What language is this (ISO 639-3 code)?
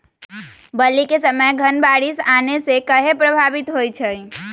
mag